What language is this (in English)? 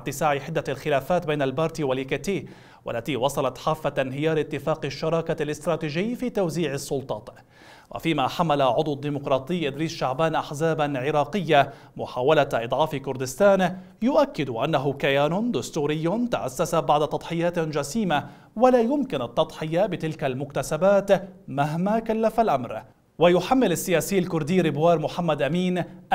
Arabic